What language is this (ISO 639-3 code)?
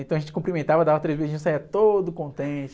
por